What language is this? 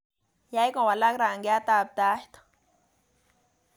Kalenjin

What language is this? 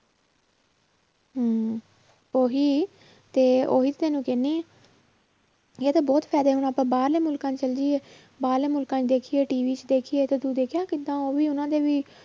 Punjabi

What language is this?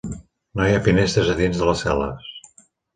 Catalan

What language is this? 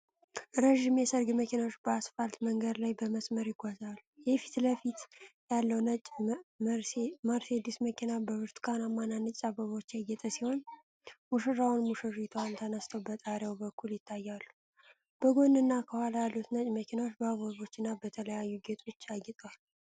Amharic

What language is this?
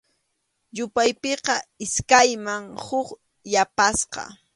Arequipa-La Unión Quechua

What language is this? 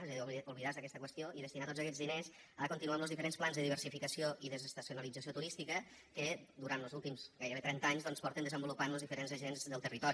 Catalan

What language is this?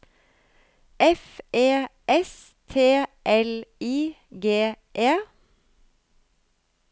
Norwegian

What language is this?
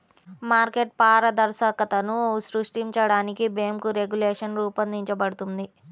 Telugu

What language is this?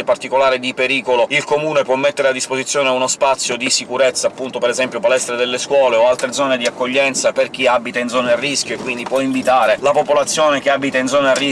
Italian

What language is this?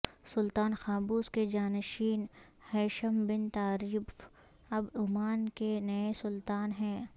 Urdu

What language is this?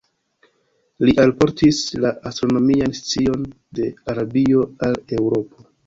Esperanto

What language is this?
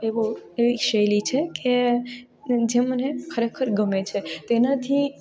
Gujarati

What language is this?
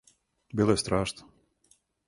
Serbian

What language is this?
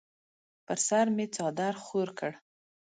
Pashto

